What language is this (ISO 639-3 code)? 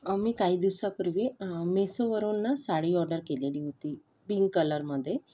mar